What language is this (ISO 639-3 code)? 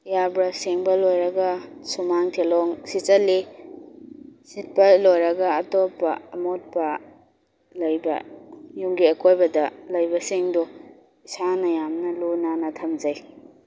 mni